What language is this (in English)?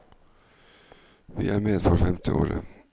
Norwegian